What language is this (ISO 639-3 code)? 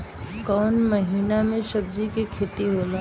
bho